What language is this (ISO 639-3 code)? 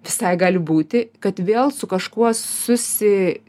lit